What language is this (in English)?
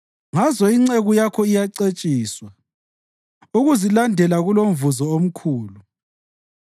North Ndebele